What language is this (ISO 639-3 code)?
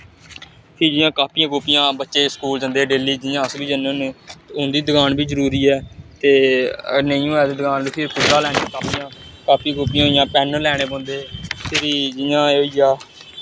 doi